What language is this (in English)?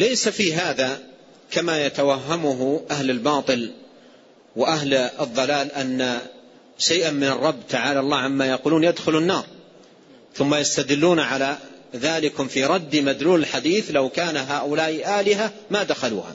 Arabic